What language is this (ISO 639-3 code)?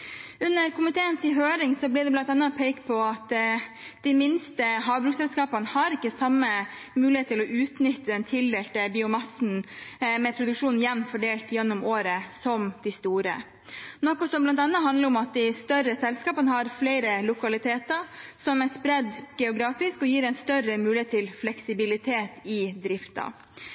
nob